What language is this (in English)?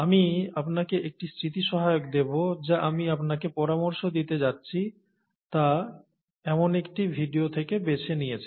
Bangla